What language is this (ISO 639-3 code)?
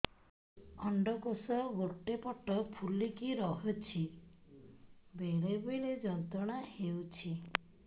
ori